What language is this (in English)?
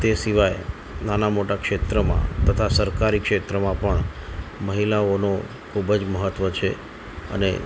Gujarati